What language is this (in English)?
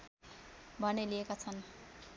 Nepali